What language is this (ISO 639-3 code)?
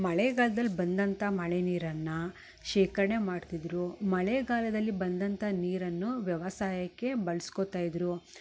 kan